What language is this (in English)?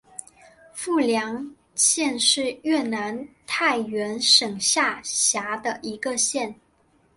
Chinese